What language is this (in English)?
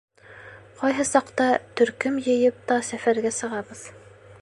Bashkir